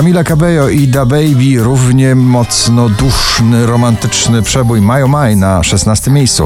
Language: Polish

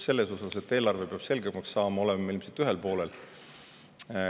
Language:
Estonian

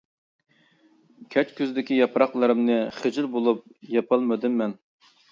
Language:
Uyghur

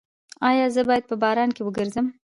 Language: Pashto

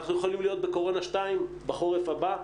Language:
Hebrew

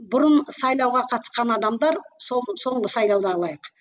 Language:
Kazakh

